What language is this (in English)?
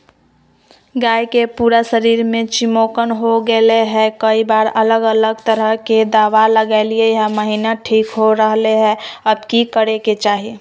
Magahi